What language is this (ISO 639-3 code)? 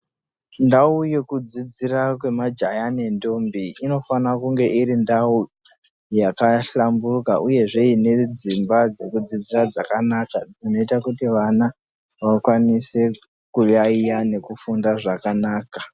ndc